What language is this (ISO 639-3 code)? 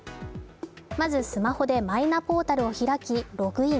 jpn